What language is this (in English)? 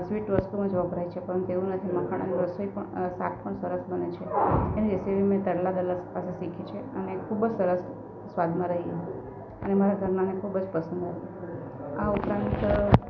Gujarati